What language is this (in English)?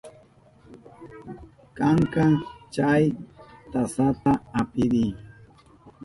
Southern Pastaza Quechua